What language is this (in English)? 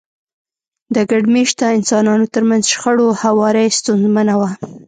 Pashto